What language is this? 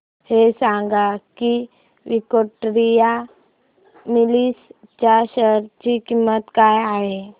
Marathi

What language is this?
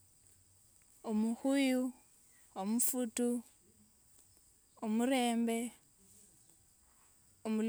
Wanga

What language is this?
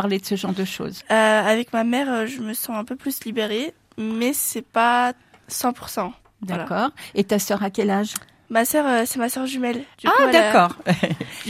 French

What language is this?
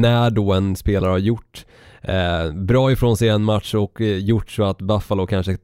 Swedish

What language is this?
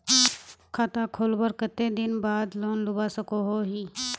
Magahi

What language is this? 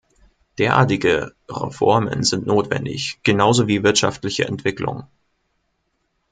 German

